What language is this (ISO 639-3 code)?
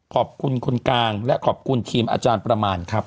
tha